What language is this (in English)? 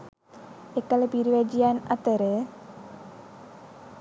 Sinhala